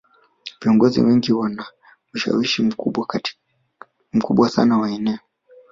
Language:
Swahili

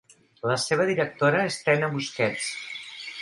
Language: Catalan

